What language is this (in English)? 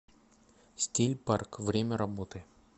Russian